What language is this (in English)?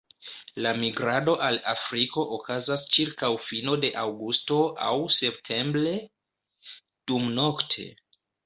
Esperanto